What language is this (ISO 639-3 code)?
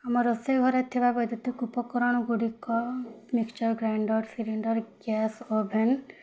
ori